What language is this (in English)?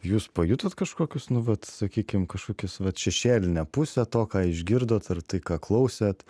Lithuanian